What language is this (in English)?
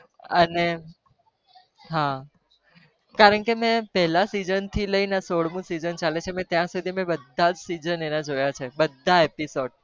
Gujarati